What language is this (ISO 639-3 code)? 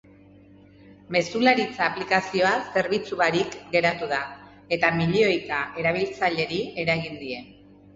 eus